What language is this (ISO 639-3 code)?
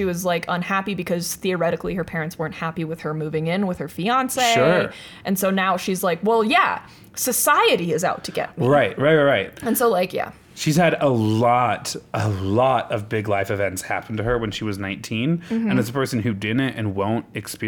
eng